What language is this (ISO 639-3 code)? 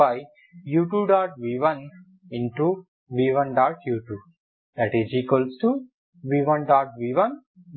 tel